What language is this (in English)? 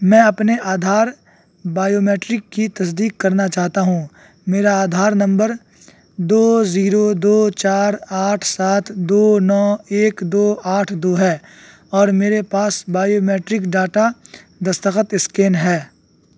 Urdu